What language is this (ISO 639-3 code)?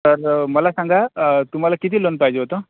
mar